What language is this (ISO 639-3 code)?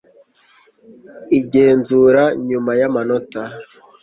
kin